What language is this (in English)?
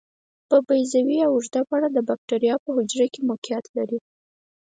Pashto